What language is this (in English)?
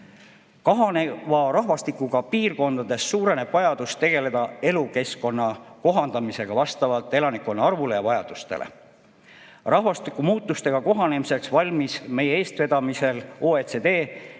Estonian